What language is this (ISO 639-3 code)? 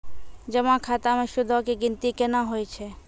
mai